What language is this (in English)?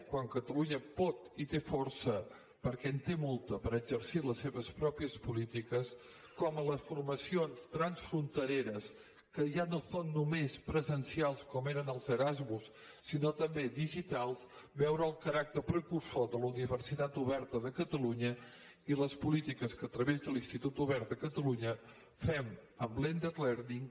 Catalan